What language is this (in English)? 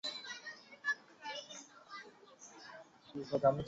Chinese